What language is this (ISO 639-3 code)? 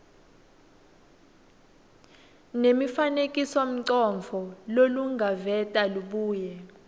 ssw